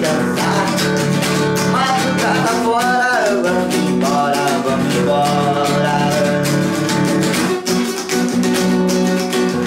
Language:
Hungarian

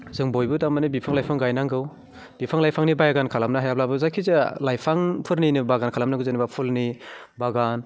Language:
Bodo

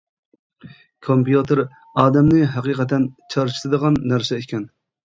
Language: Uyghur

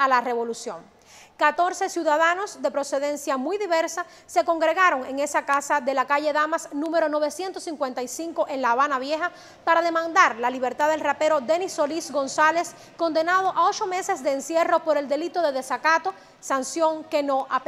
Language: Spanish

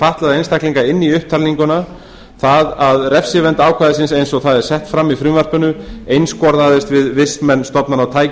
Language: Icelandic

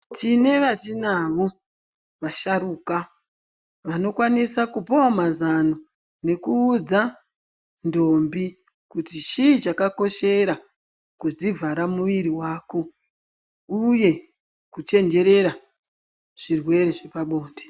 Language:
Ndau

